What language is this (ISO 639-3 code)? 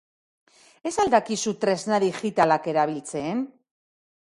eus